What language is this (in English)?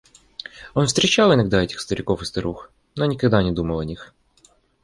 Russian